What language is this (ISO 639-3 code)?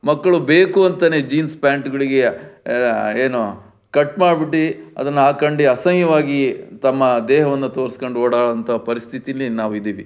kan